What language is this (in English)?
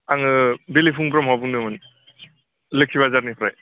Bodo